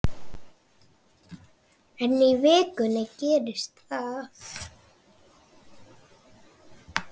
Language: Icelandic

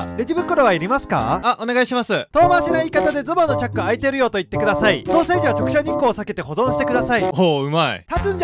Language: Japanese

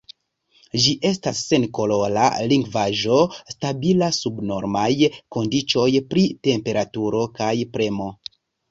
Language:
Esperanto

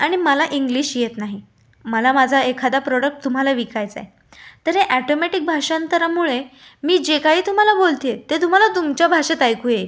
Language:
Marathi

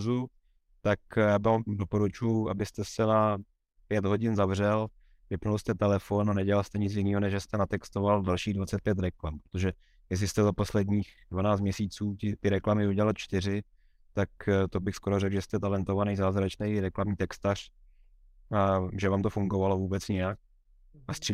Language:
Czech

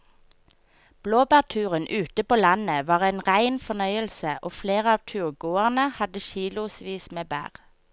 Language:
Norwegian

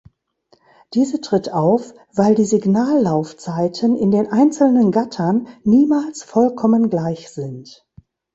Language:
German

